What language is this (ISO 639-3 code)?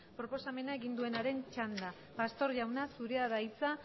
eus